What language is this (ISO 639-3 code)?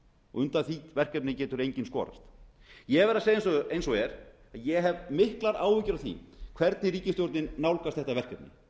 isl